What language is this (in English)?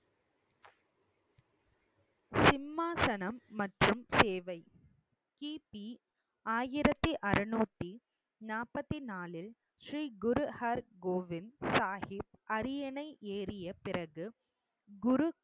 Tamil